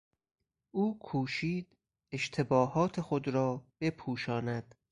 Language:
Persian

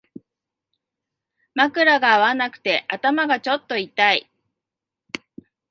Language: Japanese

